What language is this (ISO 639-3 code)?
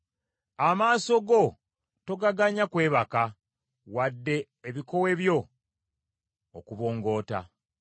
lug